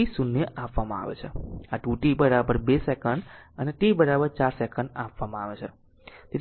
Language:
Gujarati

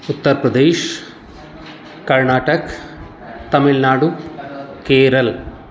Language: Maithili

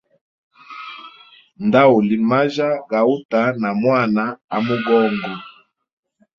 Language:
Hemba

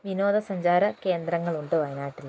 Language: Malayalam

